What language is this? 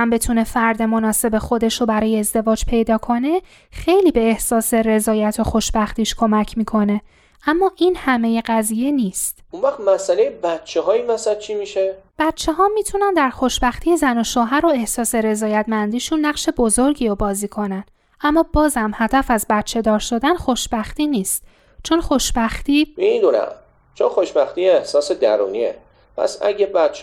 Persian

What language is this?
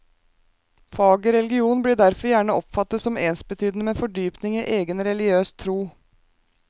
Norwegian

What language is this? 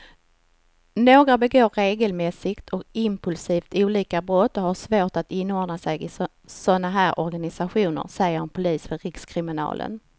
Swedish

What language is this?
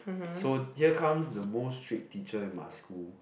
English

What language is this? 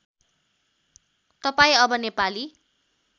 Nepali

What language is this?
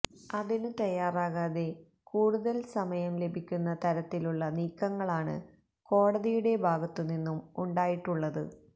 Malayalam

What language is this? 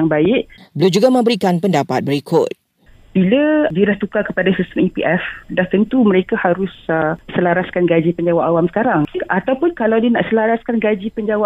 Malay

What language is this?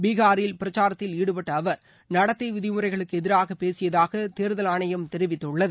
Tamil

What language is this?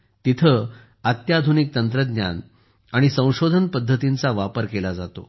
Marathi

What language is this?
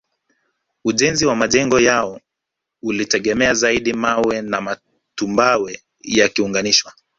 Swahili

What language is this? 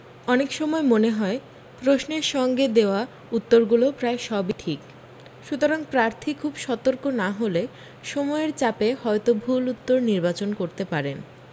Bangla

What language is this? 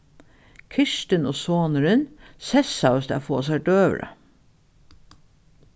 Faroese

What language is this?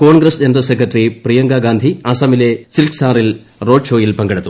Malayalam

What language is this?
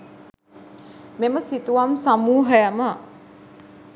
Sinhala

